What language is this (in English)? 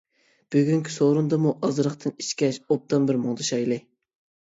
Uyghur